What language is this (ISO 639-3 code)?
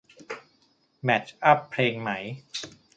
tha